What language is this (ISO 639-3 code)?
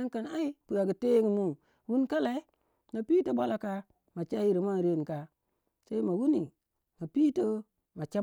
wja